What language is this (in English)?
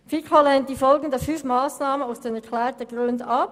Swiss German